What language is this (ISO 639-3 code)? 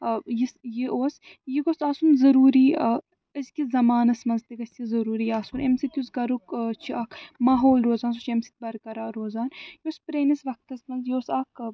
kas